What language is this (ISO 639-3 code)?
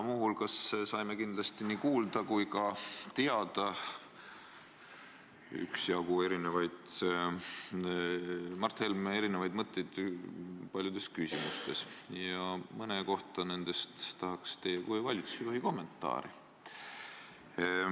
est